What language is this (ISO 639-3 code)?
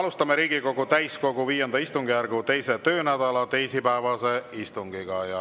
est